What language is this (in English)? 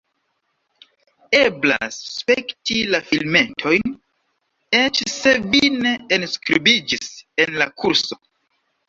Esperanto